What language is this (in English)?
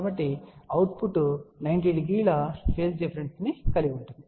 Telugu